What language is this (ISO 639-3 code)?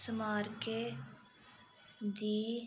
doi